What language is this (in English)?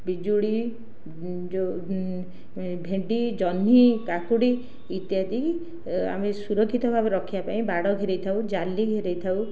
Odia